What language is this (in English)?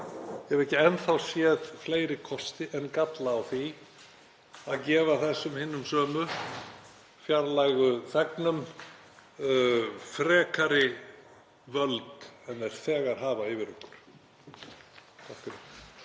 Icelandic